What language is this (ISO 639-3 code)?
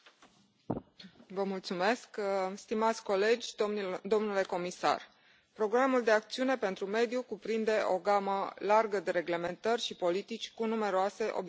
ron